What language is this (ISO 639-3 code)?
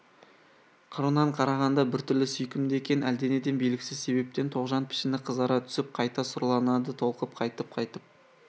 kaz